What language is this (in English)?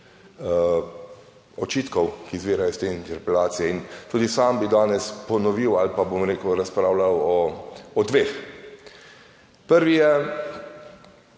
Slovenian